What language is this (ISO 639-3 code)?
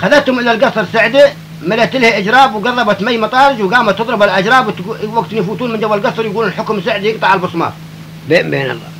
ara